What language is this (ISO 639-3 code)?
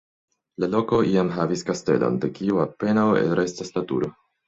epo